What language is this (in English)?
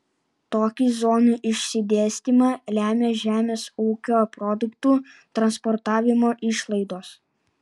Lithuanian